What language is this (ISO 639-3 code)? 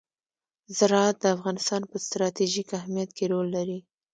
pus